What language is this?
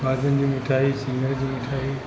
Sindhi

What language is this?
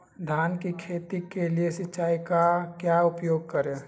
Magahi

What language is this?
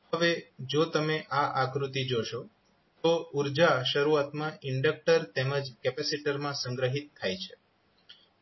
Gujarati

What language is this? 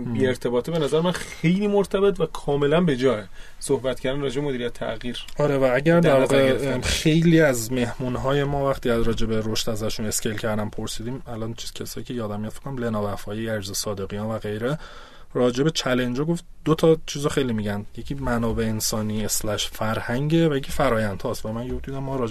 Persian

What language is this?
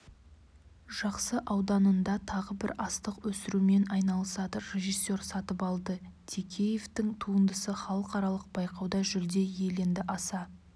Kazakh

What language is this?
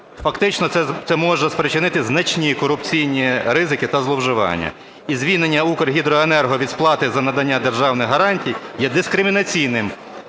Ukrainian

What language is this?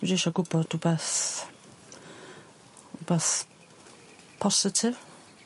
Welsh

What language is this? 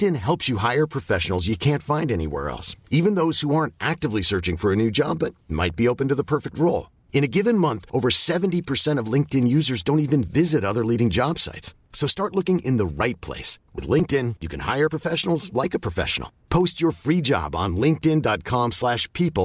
French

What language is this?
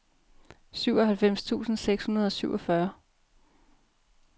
Danish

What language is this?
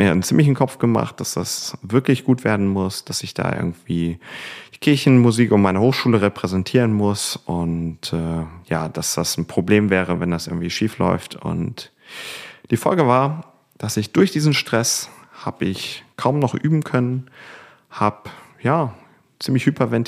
German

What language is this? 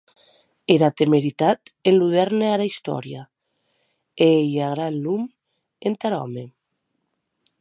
Occitan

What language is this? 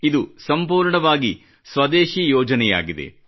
Kannada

